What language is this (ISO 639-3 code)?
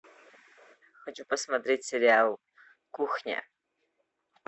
rus